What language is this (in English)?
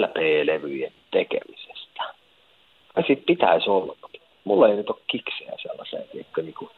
Finnish